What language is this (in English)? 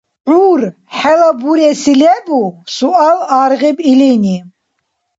Dargwa